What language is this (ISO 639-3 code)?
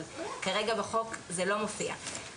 heb